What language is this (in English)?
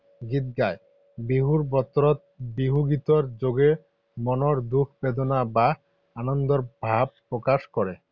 Assamese